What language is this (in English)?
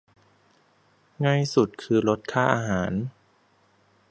Thai